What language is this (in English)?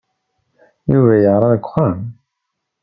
Kabyle